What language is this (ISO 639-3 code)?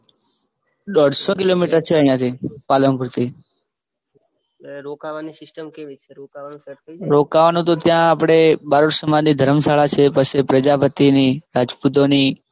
guj